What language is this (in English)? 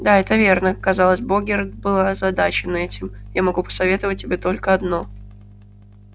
Russian